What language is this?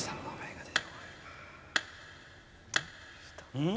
Japanese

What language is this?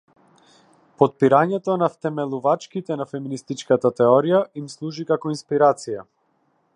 Macedonian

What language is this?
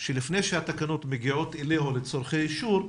Hebrew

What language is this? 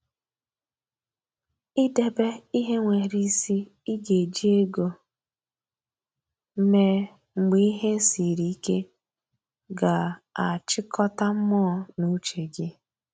Igbo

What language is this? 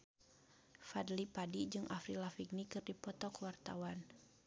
Sundanese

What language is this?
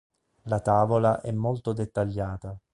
Italian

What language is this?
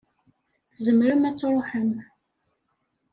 Kabyle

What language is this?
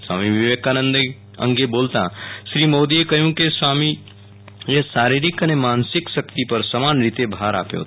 Gujarati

